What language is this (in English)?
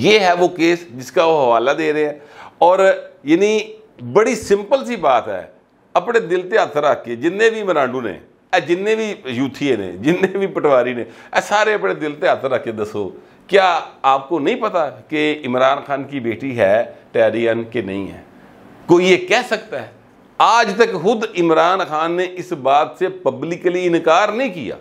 Hindi